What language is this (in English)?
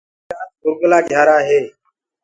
Gurgula